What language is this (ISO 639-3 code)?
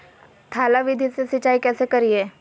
mag